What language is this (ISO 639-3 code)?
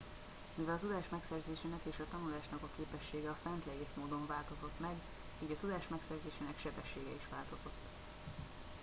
hun